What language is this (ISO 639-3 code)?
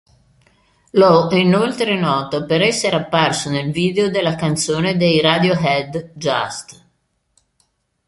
ita